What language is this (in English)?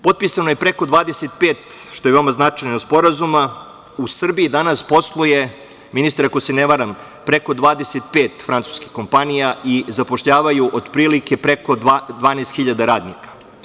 Serbian